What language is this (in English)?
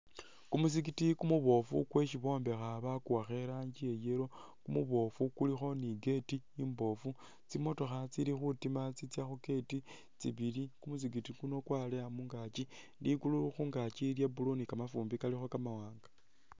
Masaaba